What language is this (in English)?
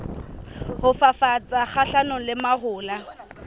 Southern Sotho